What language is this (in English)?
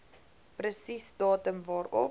Afrikaans